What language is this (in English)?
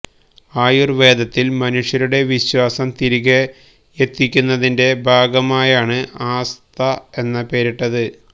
Malayalam